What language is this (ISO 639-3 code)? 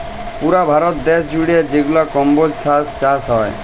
ben